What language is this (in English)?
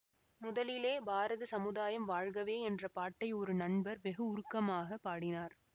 Tamil